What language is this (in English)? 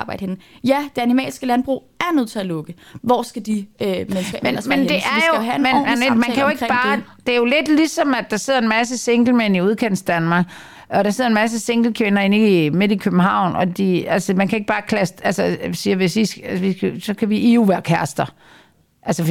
Danish